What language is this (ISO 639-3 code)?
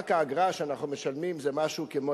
heb